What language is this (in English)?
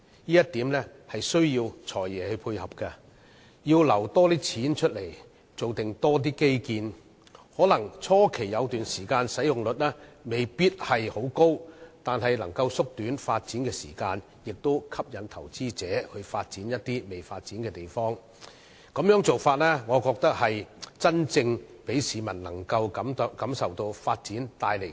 Cantonese